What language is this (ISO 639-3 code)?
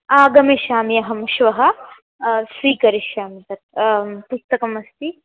san